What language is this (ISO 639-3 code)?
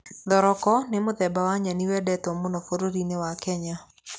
kik